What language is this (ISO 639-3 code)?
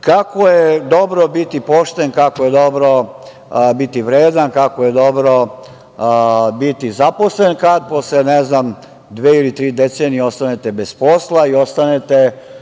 srp